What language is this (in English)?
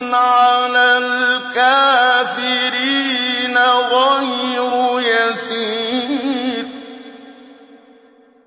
Arabic